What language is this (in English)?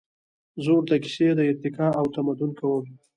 Pashto